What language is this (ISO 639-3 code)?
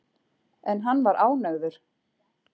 isl